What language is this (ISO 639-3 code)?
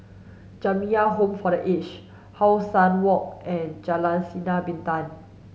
eng